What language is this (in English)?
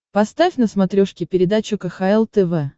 Russian